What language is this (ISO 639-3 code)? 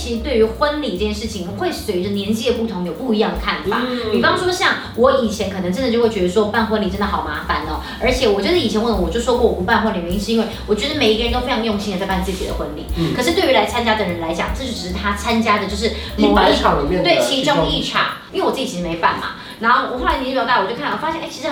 zho